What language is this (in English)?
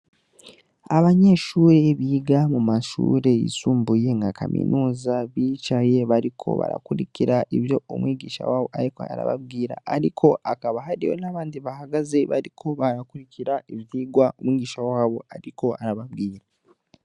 Rundi